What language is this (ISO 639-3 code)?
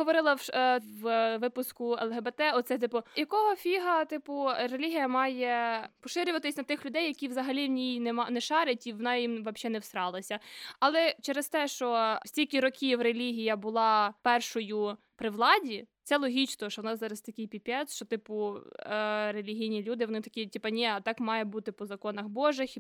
ukr